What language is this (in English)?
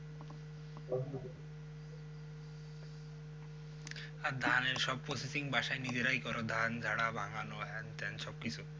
Bangla